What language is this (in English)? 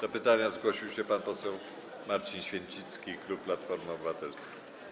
Polish